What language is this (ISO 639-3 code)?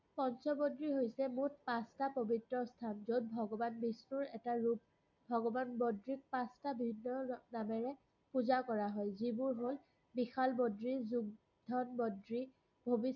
asm